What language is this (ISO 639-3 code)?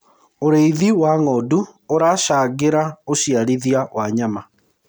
kik